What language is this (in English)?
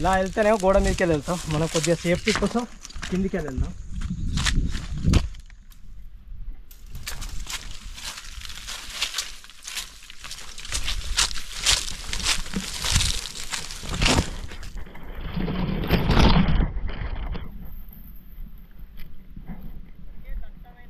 Telugu